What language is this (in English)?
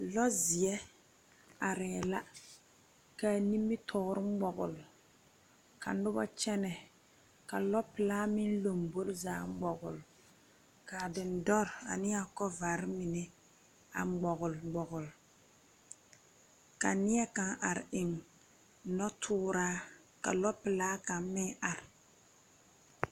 Southern Dagaare